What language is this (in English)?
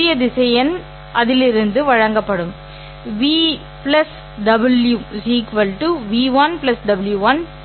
Tamil